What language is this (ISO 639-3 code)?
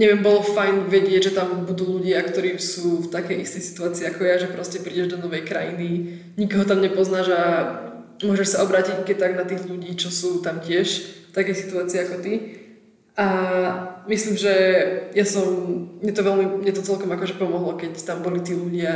slk